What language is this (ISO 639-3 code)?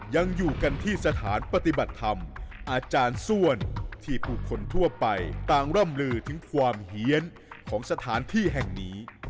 tha